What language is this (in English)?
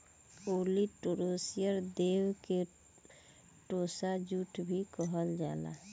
Bhojpuri